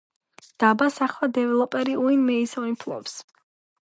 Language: Georgian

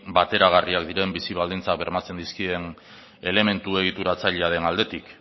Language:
Basque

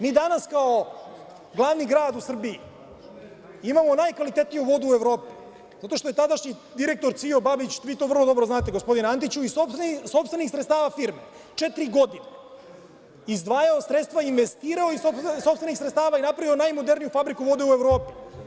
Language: Serbian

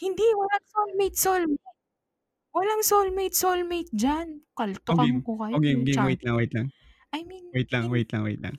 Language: Filipino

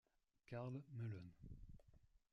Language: French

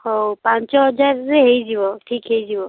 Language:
Odia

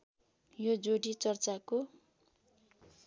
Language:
Nepali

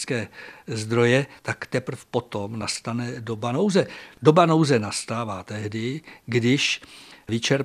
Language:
Czech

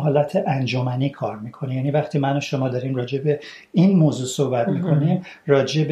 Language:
Persian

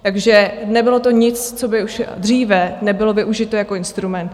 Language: Czech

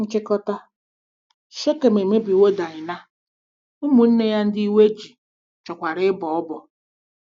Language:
Igbo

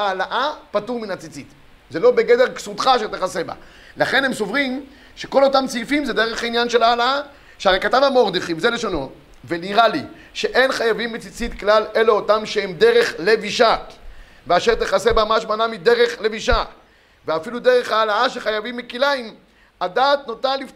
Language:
Hebrew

